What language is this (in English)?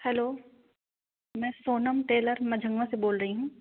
Hindi